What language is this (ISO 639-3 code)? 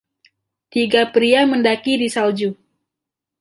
ind